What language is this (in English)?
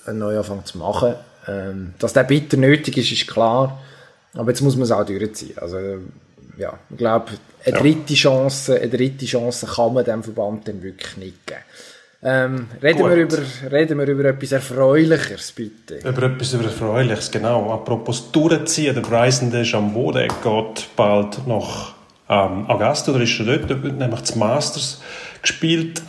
German